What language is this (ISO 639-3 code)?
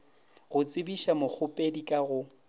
nso